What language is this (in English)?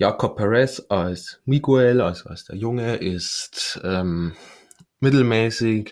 German